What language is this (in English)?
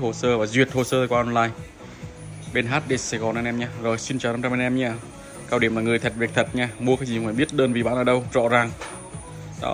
Vietnamese